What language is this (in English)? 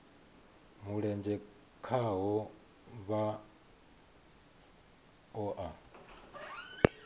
Venda